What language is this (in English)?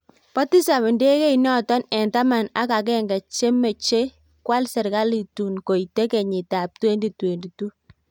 Kalenjin